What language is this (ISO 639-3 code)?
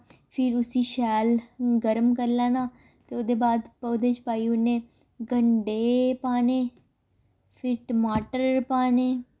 doi